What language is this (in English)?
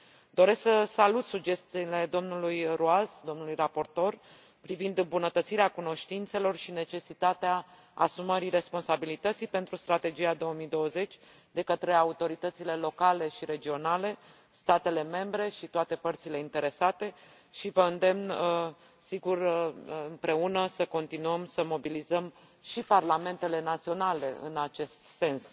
Romanian